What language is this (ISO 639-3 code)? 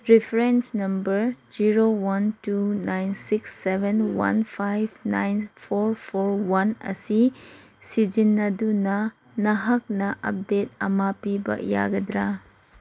mni